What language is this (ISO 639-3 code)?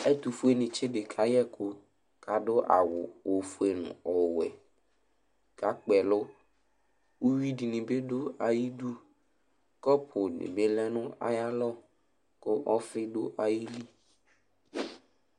kpo